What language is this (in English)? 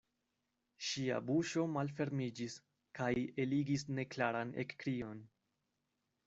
Esperanto